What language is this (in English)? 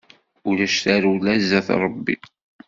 Kabyle